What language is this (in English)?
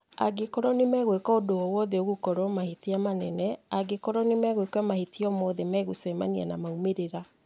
Kikuyu